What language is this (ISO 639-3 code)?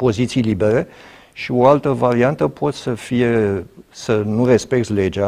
ron